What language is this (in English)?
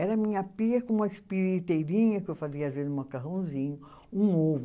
Portuguese